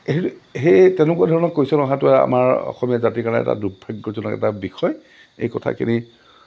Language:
Assamese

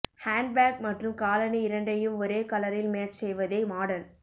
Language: Tamil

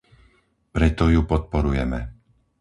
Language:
Slovak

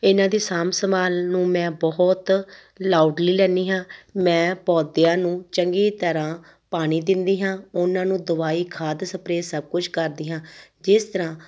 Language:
Punjabi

